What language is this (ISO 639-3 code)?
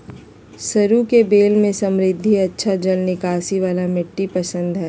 mag